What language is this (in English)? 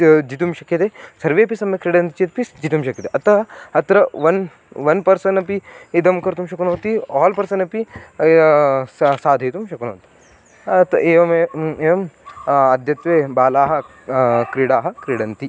Sanskrit